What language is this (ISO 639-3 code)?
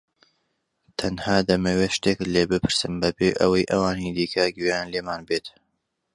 ckb